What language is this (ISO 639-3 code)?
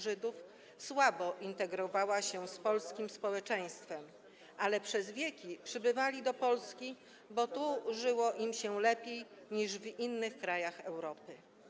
pol